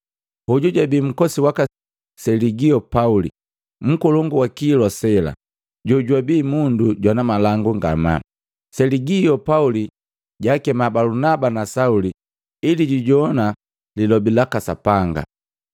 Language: Matengo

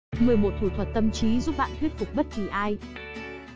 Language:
Vietnamese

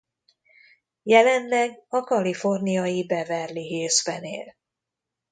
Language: Hungarian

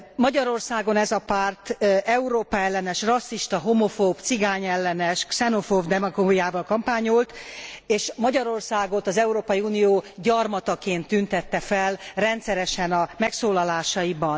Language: Hungarian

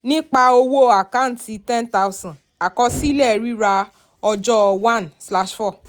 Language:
Yoruba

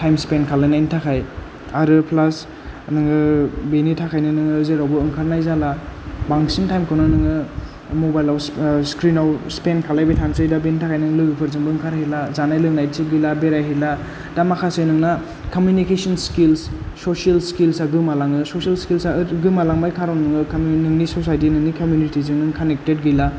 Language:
Bodo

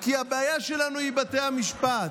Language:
Hebrew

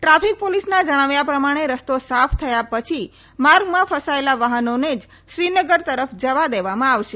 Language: Gujarati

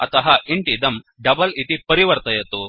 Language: Sanskrit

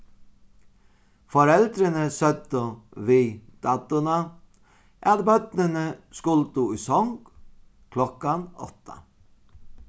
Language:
Faroese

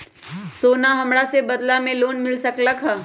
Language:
Magahi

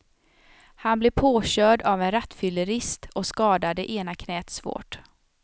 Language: Swedish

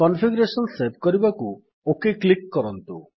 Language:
Odia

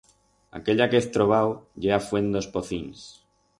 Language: Aragonese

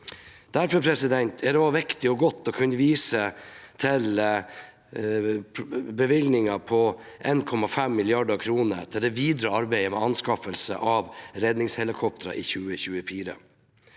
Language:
Norwegian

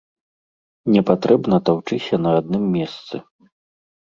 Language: Belarusian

